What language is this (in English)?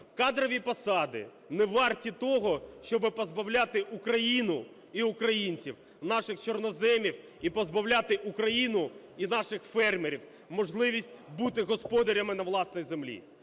Ukrainian